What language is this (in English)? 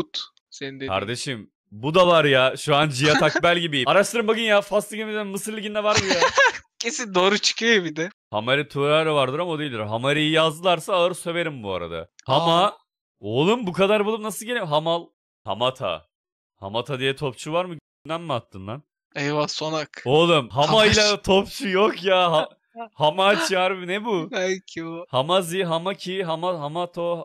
Turkish